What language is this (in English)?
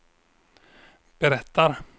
Swedish